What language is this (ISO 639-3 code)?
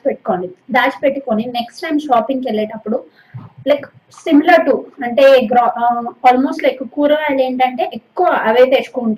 tel